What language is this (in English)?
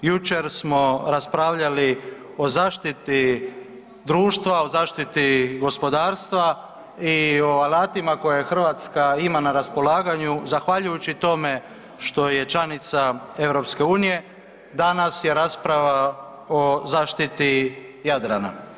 Croatian